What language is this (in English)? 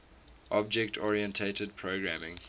English